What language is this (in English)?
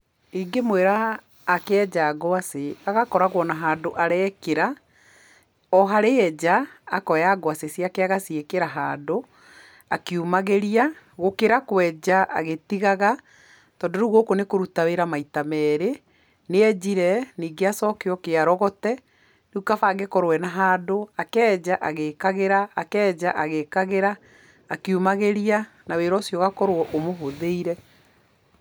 Kikuyu